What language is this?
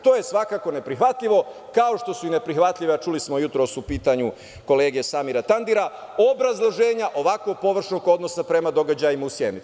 Serbian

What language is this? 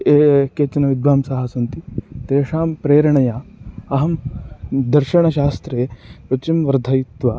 Sanskrit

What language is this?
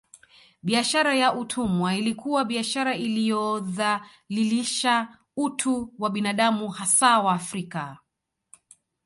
Swahili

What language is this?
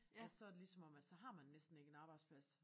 Danish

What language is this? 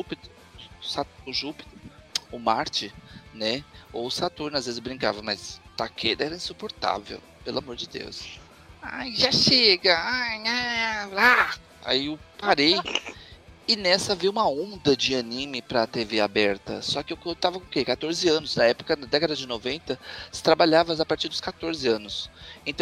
Portuguese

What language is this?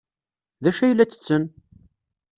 Kabyle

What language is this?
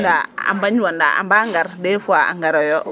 Serer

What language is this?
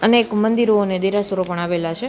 Gujarati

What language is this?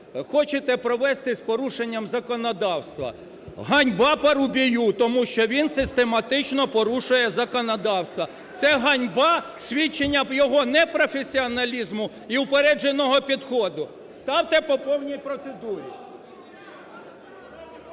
Ukrainian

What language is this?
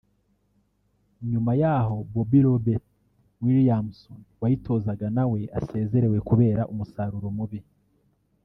Kinyarwanda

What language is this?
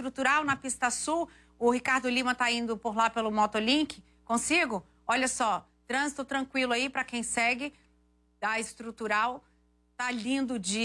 Portuguese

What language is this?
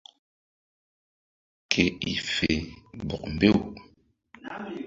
Mbum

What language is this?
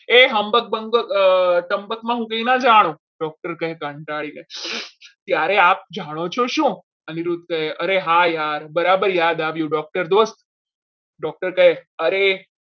Gujarati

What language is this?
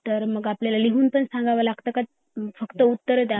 Marathi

